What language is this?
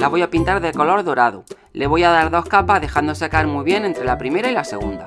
Spanish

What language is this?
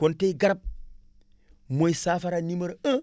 Wolof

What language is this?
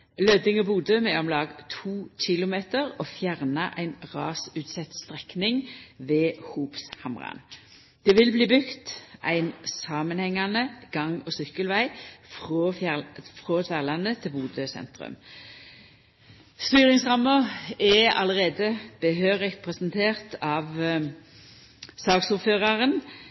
Norwegian Nynorsk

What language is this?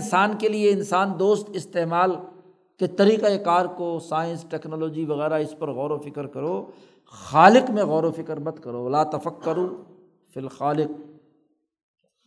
Urdu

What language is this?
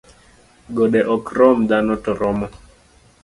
Luo (Kenya and Tanzania)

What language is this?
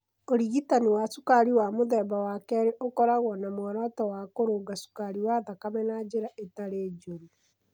Kikuyu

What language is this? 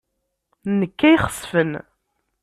Kabyle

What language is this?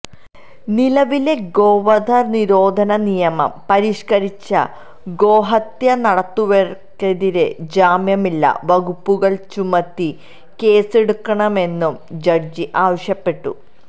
Malayalam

